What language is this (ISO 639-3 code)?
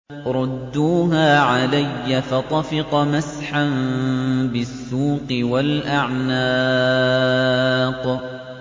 ara